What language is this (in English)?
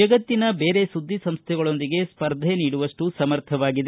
Kannada